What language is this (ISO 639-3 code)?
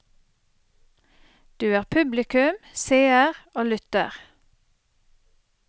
nor